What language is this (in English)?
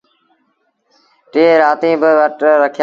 Sindhi Bhil